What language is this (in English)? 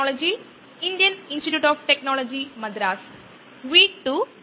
Malayalam